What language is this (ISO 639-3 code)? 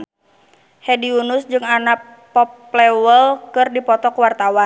sun